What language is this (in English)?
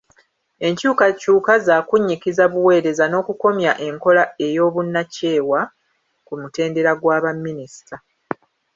Ganda